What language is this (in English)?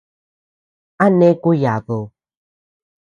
Tepeuxila Cuicatec